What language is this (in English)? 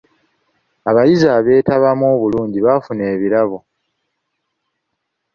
Ganda